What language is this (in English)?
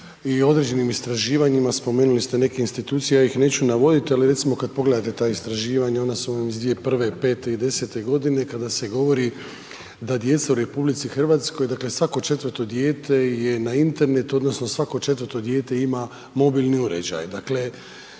Croatian